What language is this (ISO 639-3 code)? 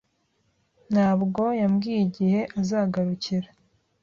kin